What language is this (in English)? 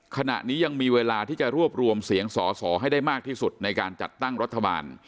Thai